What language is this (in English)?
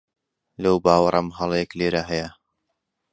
Central Kurdish